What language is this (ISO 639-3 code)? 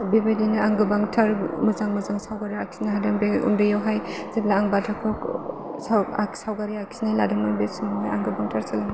brx